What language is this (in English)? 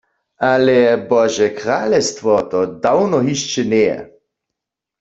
Upper Sorbian